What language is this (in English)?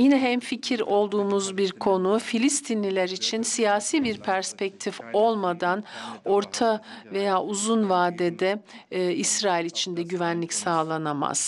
Turkish